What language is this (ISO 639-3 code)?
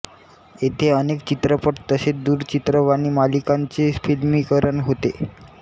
mar